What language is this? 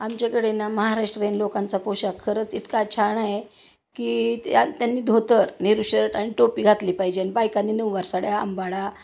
Marathi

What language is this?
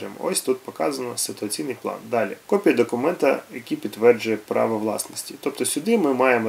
Ukrainian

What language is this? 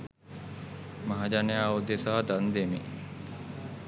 Sinhala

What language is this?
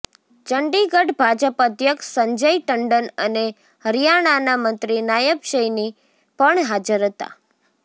Gujarati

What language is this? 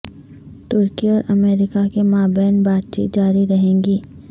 Urdu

